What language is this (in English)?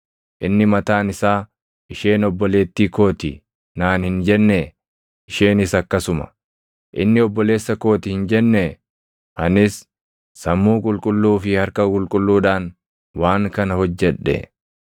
Oromo